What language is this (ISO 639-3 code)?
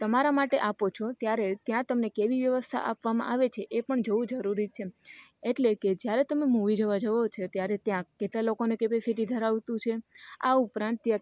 guj